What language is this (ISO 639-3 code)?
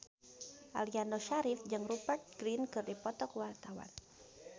sun